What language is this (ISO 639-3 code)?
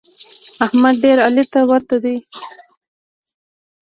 pus